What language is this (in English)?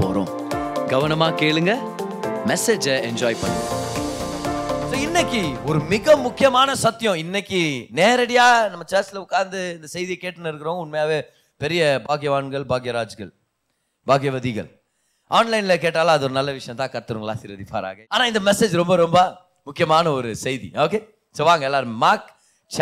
Tamil